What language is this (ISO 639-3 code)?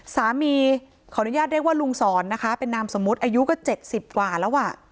tha